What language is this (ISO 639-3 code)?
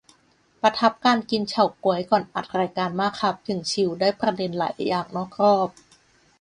tha